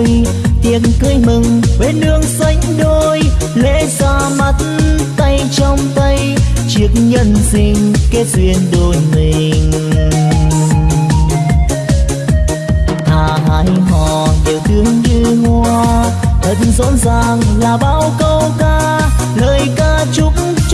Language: Vietnamese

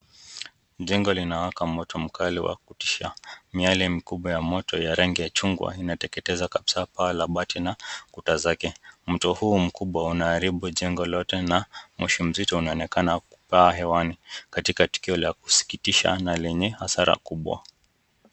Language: Swahili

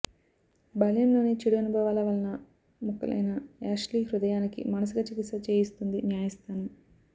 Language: Telugu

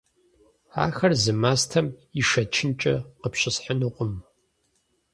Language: Kabardian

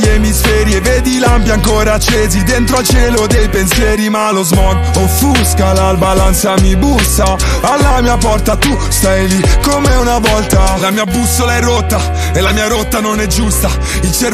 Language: Italian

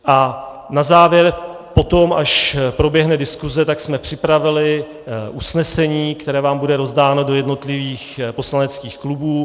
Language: Czech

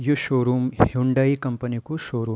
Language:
Garhwali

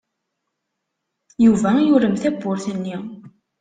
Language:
Kabyle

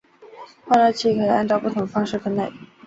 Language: Chinese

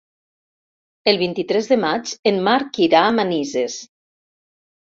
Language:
Catalan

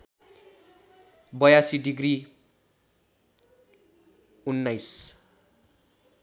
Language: Nepali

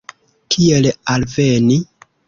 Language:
Esperanto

